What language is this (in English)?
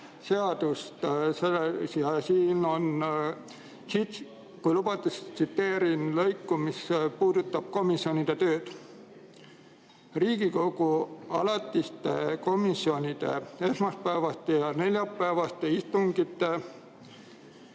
Estonian